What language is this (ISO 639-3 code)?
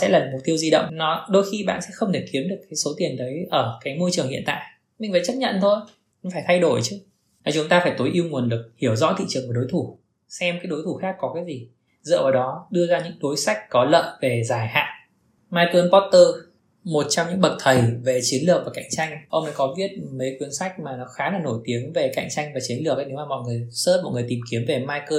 vie